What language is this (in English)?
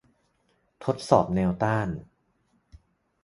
Thai